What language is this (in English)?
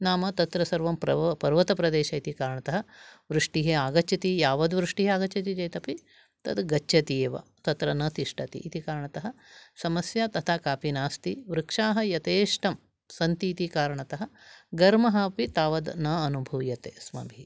Sanskrit